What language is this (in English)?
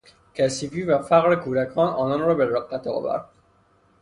Persian